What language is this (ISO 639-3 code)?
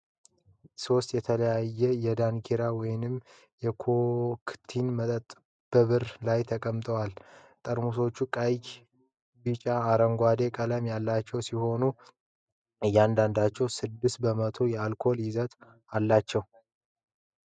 amh